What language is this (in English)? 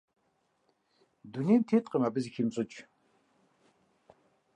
Kabardian